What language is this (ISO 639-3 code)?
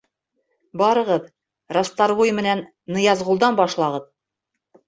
bak